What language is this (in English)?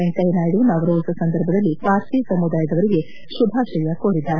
Kannada